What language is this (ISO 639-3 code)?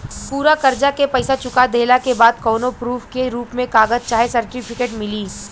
bho